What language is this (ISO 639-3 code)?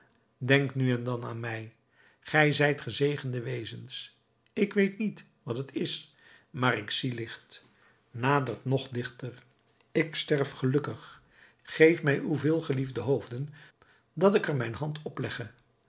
nld